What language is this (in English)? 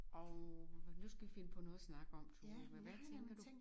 Danish